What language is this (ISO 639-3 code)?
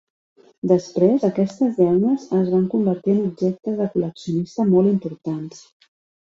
cat